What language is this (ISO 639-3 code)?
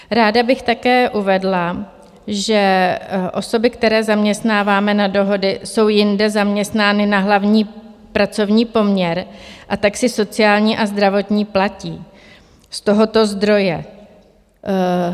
ces